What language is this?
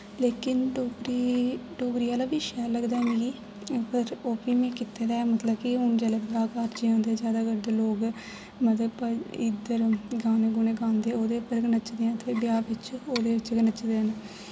Dogri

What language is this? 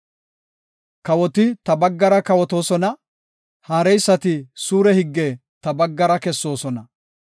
Gofa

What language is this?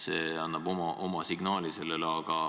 Estonian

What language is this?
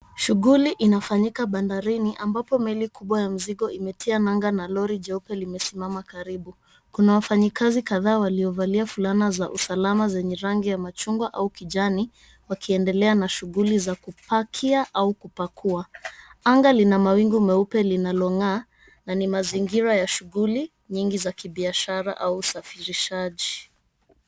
Swahili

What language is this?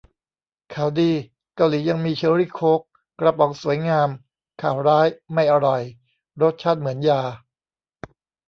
Thai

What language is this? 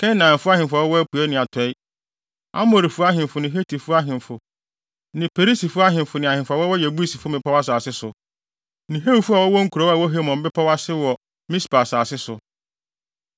Akan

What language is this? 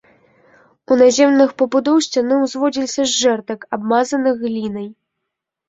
Belarusian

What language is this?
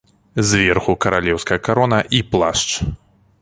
Belarusian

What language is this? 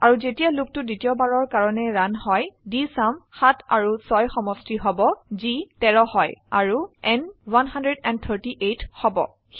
Assamese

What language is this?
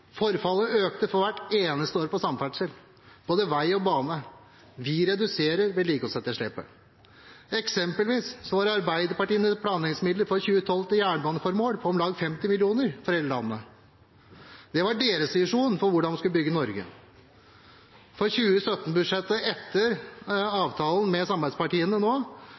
Norwegian Bokmål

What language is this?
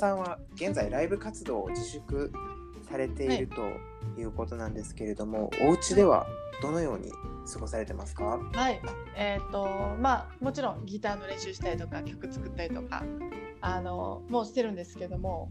Japanese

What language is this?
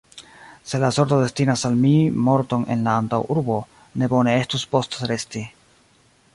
Esperanto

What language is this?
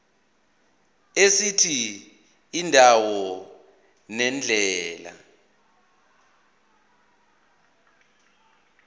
Zulu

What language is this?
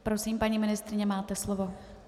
Czech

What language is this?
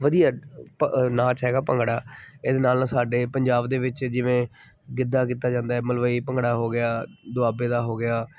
Punjabi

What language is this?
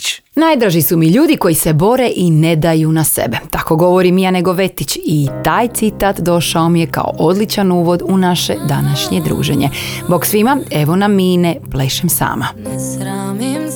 Croatian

